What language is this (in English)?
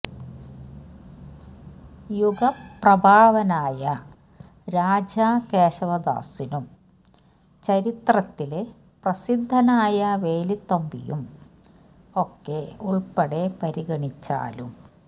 Malayalam